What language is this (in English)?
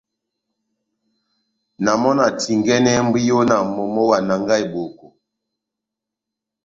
Batanga